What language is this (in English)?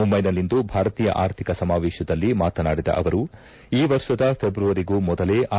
Kannada